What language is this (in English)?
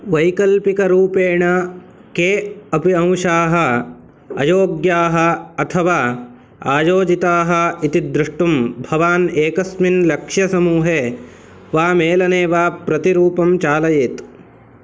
Sanskrit